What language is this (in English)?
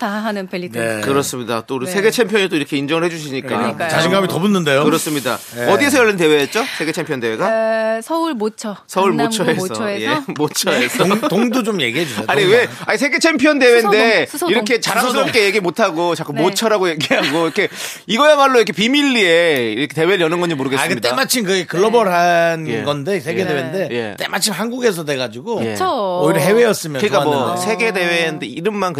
Korean